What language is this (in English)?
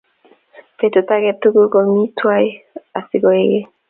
Kalenjin